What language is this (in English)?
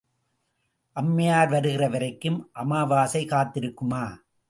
Tamil